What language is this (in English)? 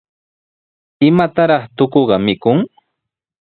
Sihuas Ancash Quechua